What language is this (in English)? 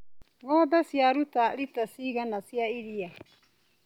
Kikuyu